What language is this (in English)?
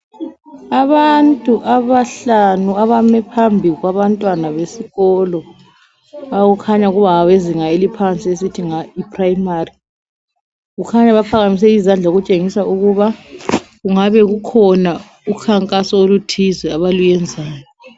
North Ndebele